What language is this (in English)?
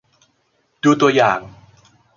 Thai